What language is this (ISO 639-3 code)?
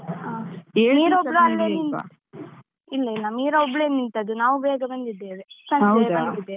kan